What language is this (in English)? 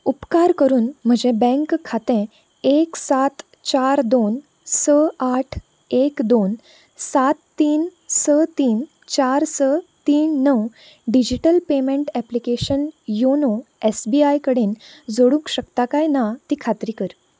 Konkani